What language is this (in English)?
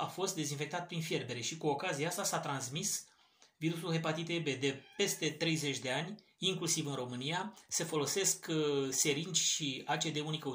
Romanian